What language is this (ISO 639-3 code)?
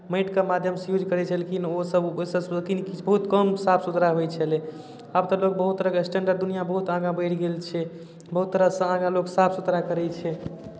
mai